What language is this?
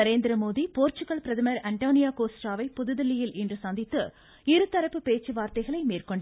Tamil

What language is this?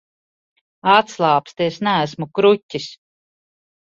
Latvian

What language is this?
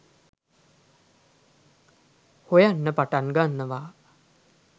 Sinhala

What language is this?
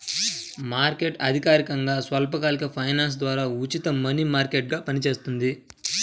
Telugu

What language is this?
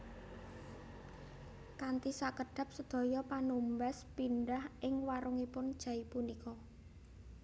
Javanese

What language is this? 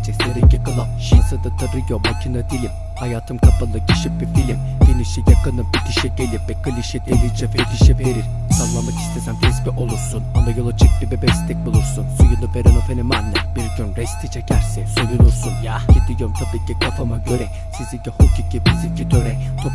Turkish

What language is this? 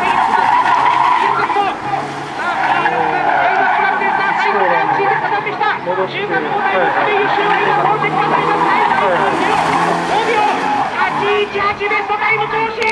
Japanese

